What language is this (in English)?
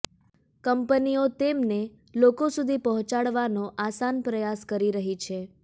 Gujarati